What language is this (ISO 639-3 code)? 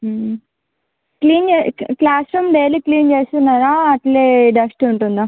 tel